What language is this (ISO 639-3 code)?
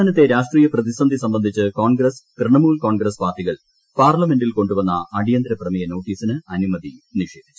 mal